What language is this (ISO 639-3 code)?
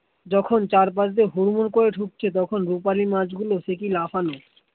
ben